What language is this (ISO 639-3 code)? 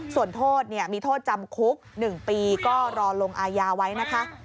tha